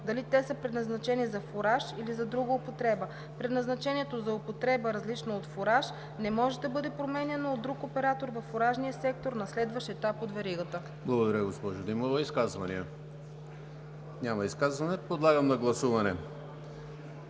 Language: Bulgarian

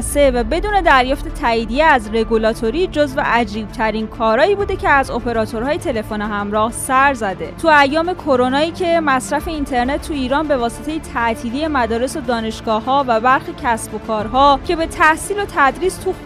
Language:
Persian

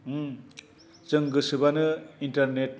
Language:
Bodo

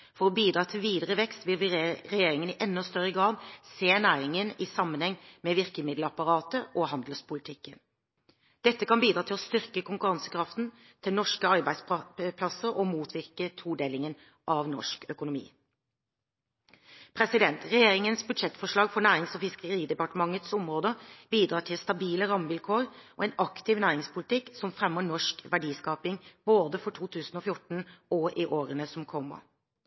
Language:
Norwegian Bokmål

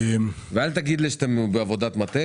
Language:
Hebrew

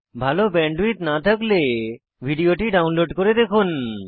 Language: Bangla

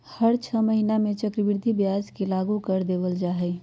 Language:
Magahi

